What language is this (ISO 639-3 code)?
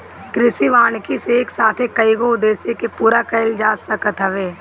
bho